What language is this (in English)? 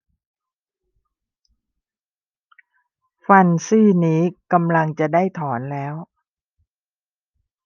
Thai